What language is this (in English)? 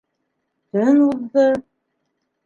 Bashkir